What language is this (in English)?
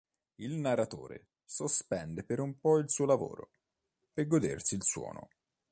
Italian